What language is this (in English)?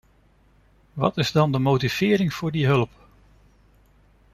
Dutch